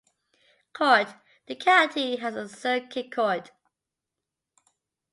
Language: English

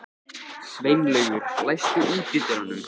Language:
Icelandic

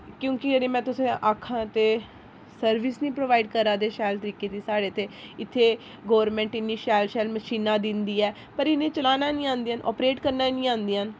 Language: Dogri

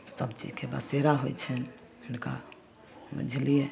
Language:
Maithili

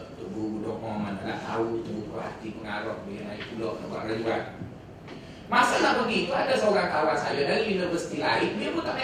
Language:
Malay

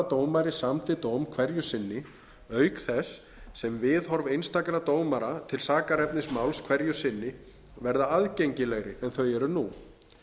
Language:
Icelandic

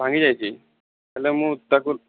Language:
Odia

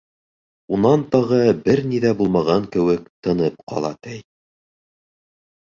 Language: Bashkir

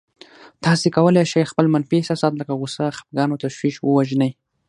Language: Pashto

